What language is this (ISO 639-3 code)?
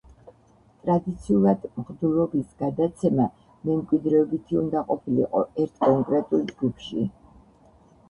kat